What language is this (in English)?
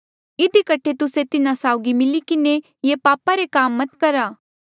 Mandeali